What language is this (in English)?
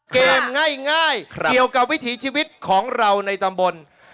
Thai